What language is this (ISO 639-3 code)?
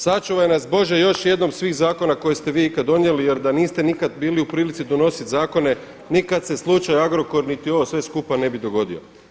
hrv